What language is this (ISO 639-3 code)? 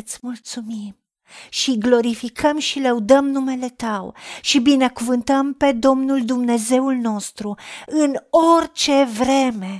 ron